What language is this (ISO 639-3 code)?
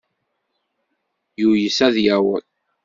kab